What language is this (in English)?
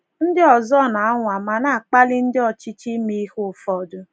Igbo